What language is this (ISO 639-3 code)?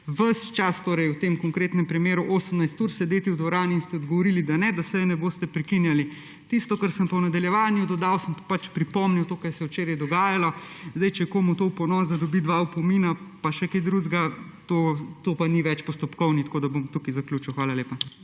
slv